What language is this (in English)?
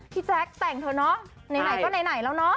Thai